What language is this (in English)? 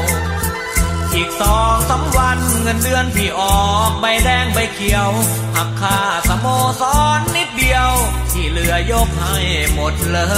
Thai